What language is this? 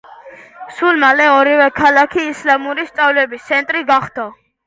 Georgian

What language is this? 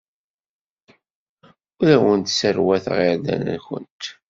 Kabyle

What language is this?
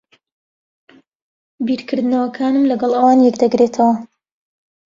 Central Kurdish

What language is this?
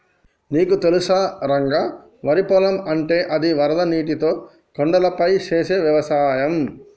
Telugu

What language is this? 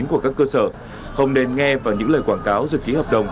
Vietnamese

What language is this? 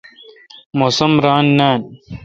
Kalkoti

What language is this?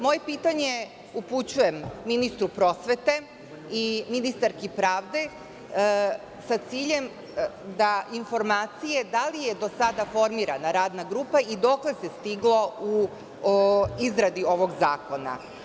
Serbian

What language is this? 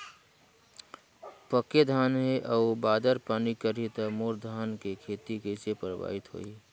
Chhattisgarhi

